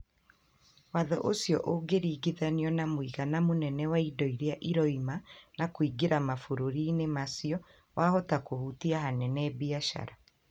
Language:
Kikuyu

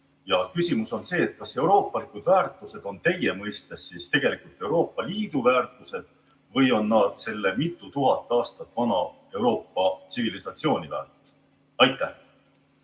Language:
Estonian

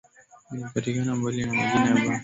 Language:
Swahili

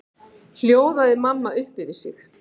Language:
Icelandic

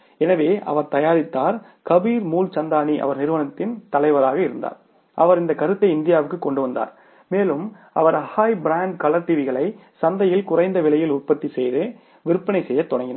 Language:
Tamil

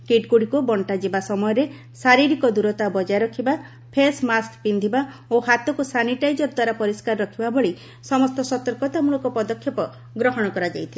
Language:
Odia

